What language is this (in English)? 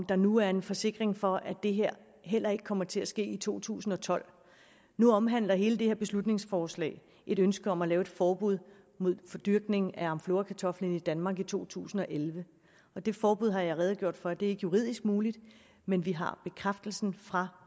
Danish